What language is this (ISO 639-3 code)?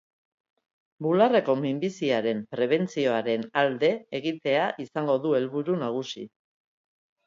eus